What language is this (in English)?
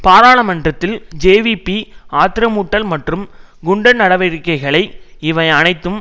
Tamil